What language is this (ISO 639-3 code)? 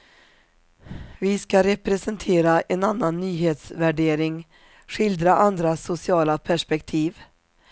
swe